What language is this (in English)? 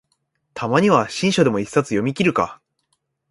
Japanese